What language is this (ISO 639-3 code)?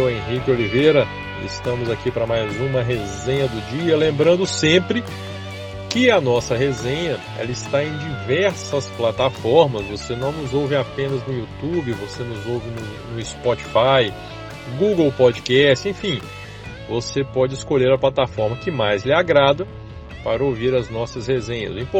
por